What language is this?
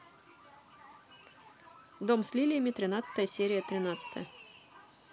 Russian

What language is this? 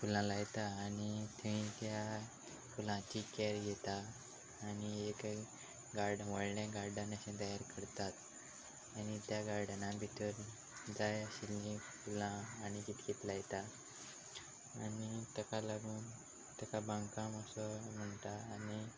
Konkani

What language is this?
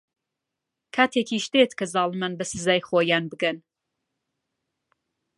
Central Kurdish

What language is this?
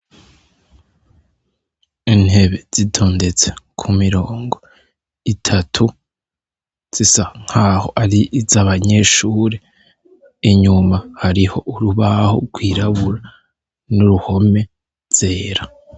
Rundi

